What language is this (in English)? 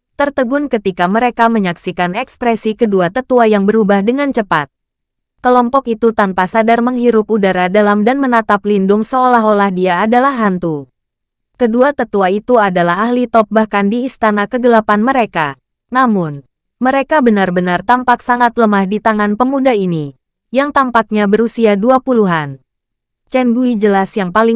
Indonesian